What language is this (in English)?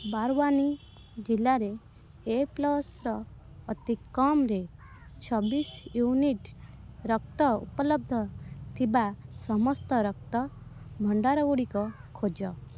Odia